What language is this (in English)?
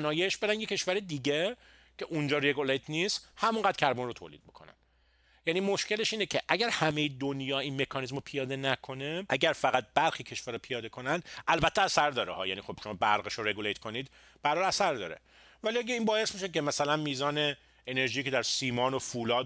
Persian